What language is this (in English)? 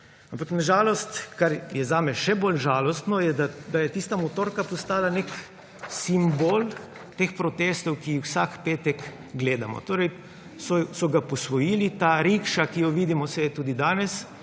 Slovenian